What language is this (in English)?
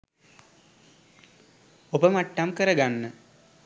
Sinhala